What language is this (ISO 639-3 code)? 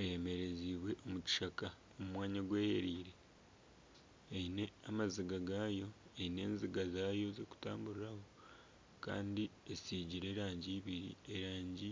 nyn